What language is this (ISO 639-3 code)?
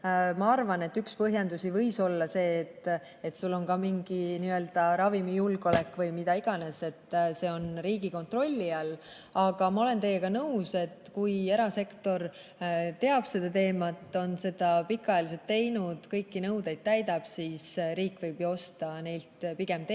est